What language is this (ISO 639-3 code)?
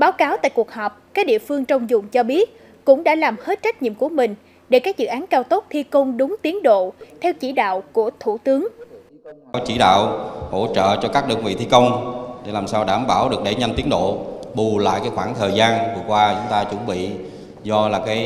vie